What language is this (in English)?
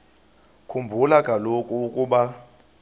Xhosa